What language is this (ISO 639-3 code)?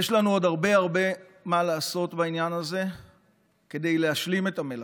heb